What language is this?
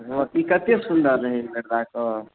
Maithili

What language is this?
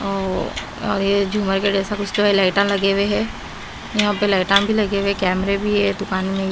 Hindi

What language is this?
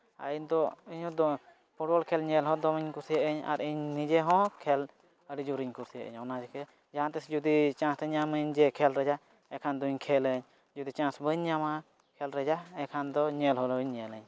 Santali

